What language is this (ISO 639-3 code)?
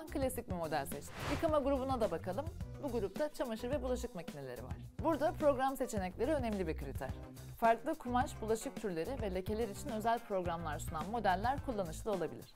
tur